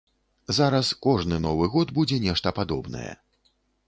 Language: Belarusian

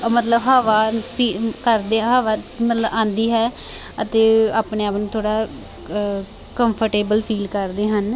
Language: Punjabi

